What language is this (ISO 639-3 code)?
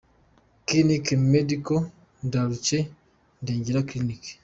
kin